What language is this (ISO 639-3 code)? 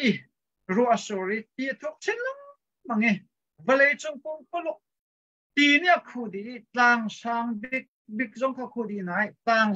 tha